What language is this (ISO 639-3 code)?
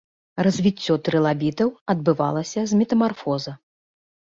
bel